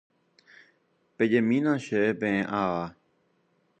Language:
Guarani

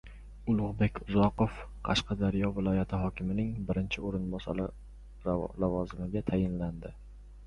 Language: Uzbek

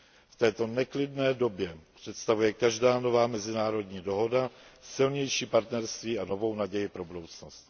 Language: Czech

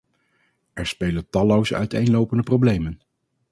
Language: Dutch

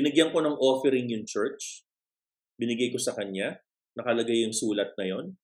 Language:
Filipino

